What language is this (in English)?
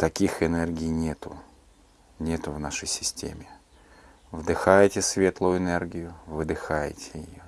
Russian